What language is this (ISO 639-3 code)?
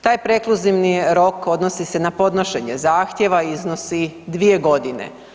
hrv